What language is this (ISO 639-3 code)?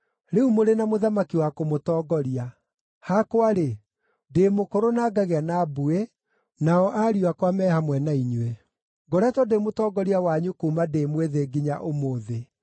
kik